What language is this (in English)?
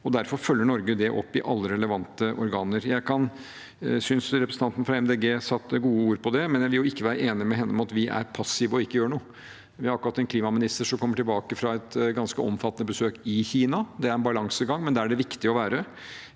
Norwegian